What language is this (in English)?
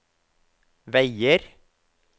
Norwegian